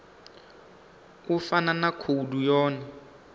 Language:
Venda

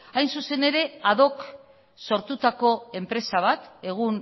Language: Basque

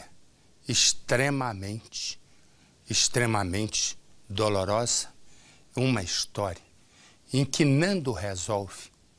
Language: Portuguese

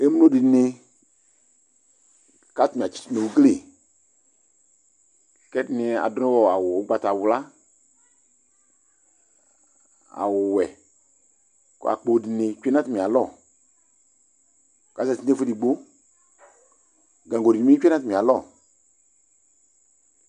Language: Ikposo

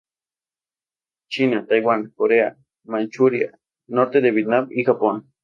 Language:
Spanish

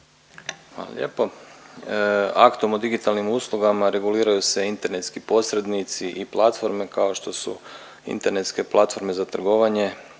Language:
Croatian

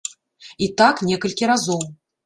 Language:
Belarusian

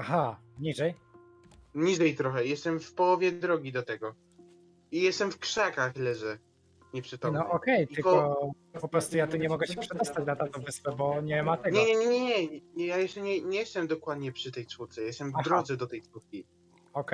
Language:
Polish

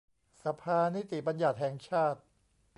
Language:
Thai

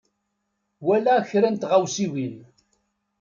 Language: Kabyle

